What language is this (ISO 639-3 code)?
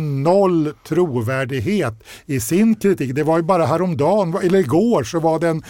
swe